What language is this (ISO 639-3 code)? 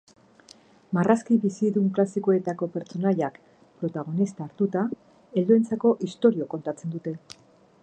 eus